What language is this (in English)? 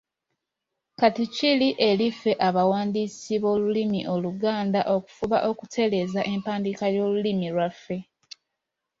Ganda